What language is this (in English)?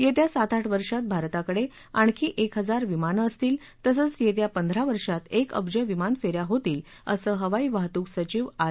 Marathi